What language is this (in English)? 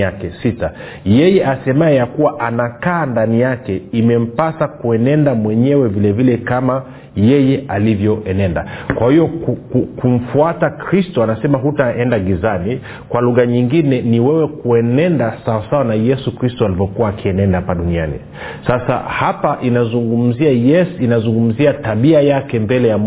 Swahili